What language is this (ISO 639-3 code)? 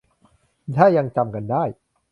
tha